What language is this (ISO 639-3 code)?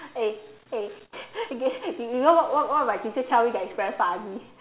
eng